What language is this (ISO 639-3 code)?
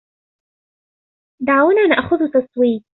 ara